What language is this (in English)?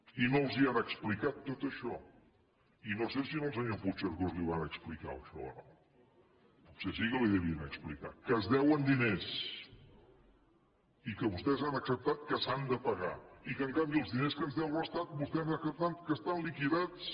Catalan